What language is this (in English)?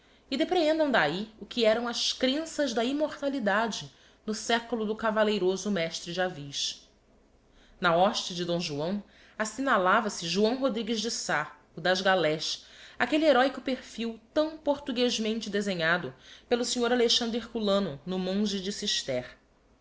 Portuguese